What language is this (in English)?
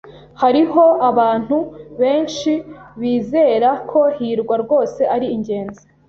Kinyarwanda